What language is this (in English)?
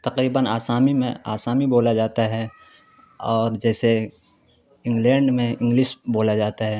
Urdu